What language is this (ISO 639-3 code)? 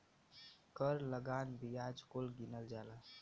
bho